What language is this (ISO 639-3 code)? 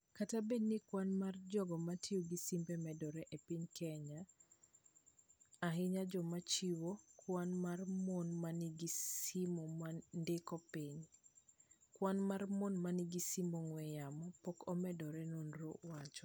luo